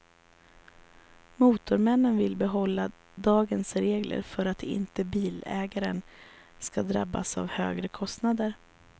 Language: Swedish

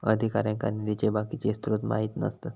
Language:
Marathi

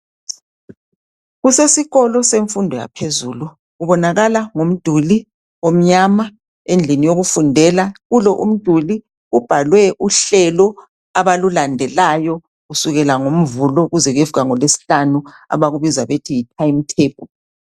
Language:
North Ndebele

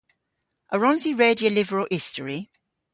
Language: Cornish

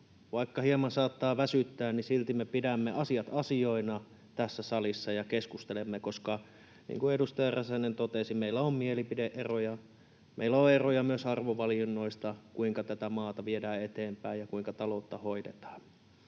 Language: Finnish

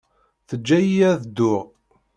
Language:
Kabyle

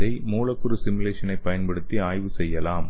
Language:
Tamil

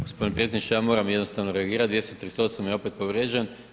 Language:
Croatian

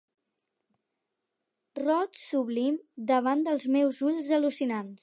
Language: Catalan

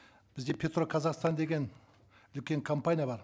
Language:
Kazakh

